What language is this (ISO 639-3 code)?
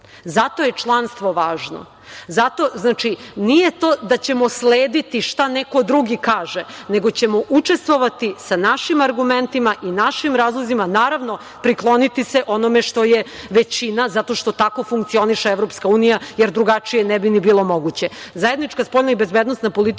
srp